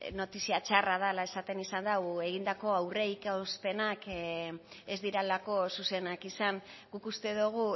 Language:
Basque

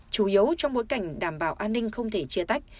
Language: Vietnamese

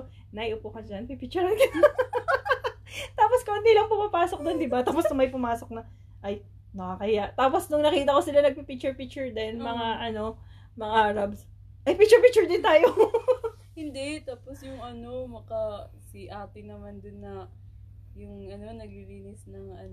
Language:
Filipino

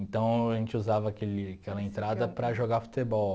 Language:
Portuguese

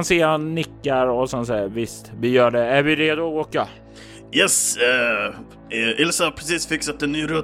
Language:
Swedish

